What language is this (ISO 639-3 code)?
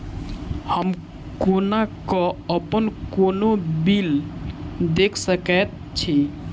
mai